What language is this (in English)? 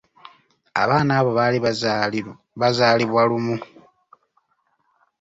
Ganda